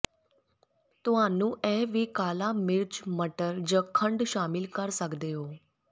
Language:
Punjabi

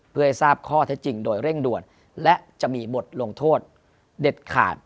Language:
Thai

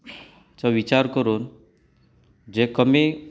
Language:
Konkani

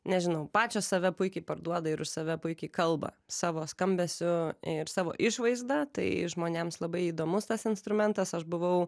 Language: Lithuanian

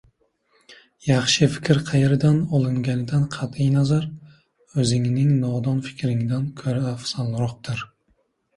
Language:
Uzbek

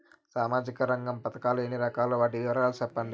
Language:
Telugu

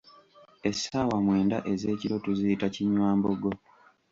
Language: Ganda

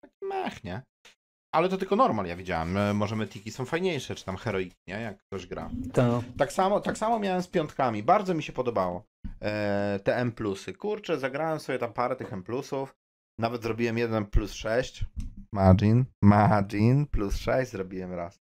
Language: Polish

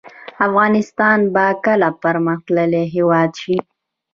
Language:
Pashto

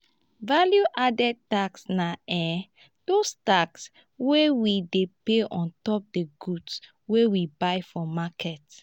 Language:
Nigerian Pidgin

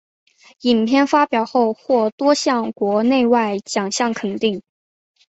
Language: Chinese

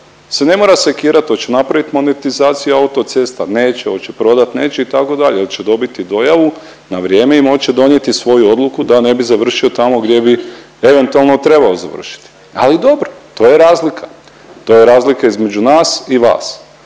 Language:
Croatian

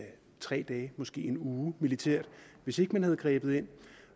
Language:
Danish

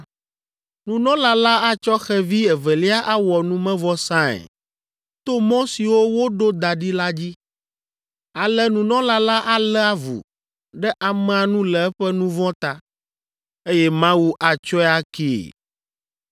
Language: Ewe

